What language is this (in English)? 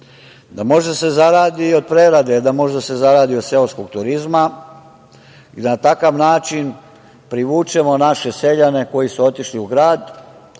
Serbian